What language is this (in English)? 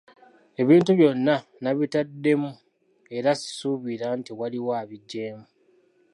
Ganda